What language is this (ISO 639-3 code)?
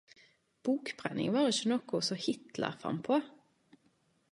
nno